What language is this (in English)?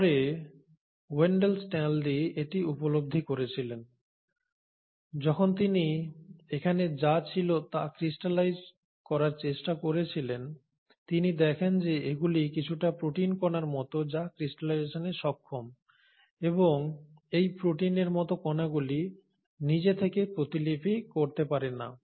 Bangla